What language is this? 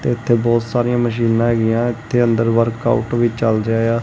Punjabi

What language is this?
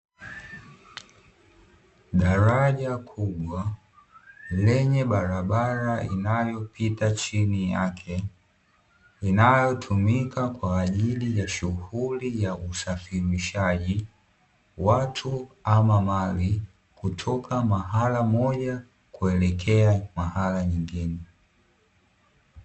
Swahili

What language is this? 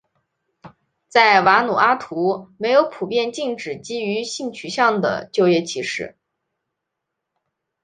Chinese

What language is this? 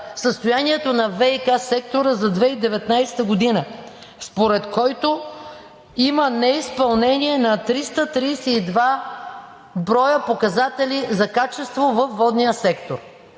Bulgarian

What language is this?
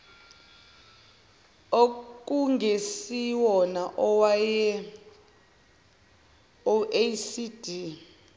Zulu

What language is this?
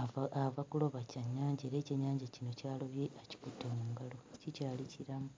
Ganda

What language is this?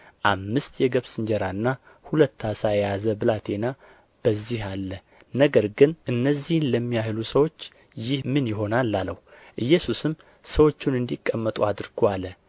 Amharic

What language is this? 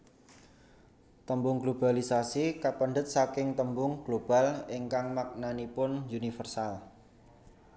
Javanese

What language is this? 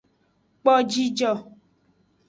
Aja (Benin)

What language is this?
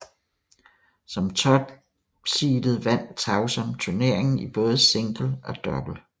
Danish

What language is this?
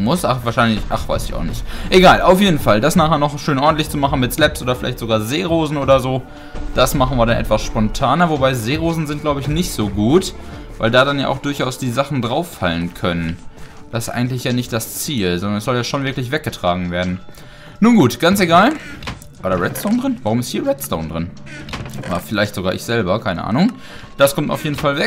German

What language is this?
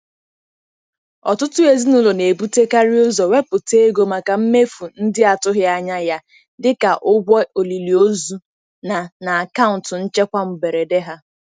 Igbo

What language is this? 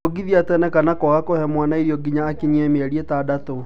Kikuyu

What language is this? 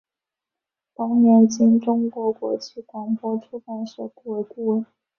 Chinese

